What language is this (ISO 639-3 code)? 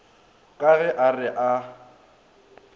nso